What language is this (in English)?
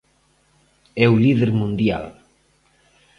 Galician